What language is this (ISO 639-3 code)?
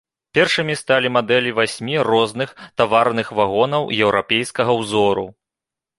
bel